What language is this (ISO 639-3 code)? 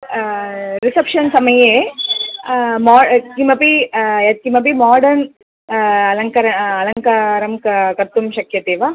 san